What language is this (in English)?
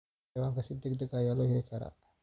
Somali